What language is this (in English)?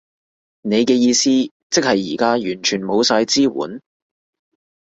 Cantonese